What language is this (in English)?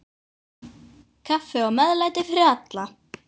Icelandic